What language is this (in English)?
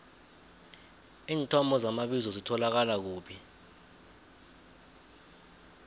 South Ndebele